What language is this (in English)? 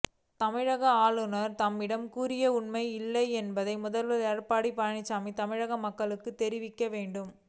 Tamil